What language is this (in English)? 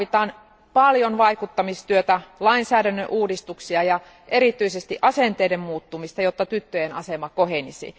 Finnish